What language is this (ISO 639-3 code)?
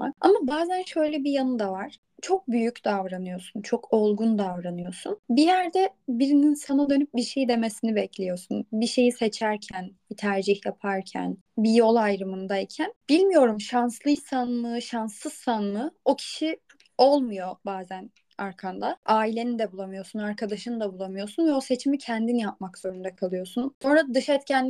tur